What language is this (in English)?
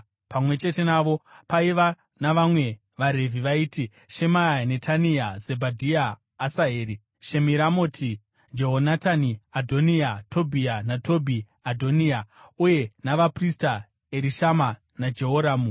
Shona